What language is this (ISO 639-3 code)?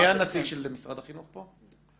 heb